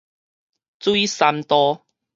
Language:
Min Nan Chinese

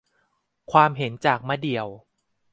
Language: Thai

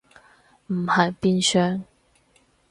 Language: Cantonese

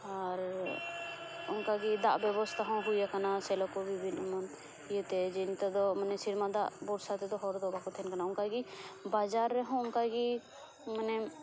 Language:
Santali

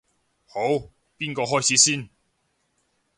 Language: Cantonese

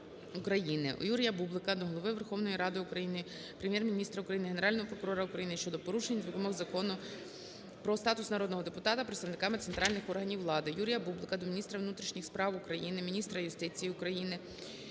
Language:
Ukrainian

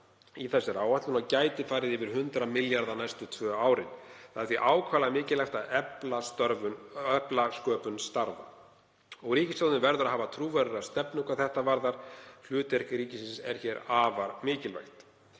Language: Icelandic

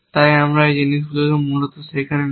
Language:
Bangla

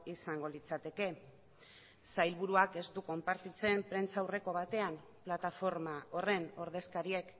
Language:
Basque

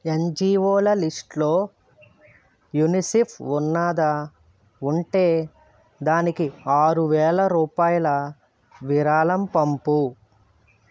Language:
Telugu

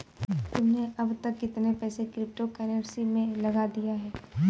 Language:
Hindi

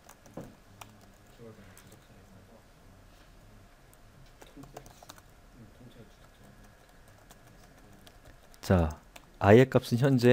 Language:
Korean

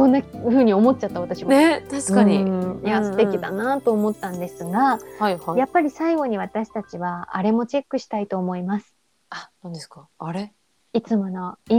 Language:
Japanese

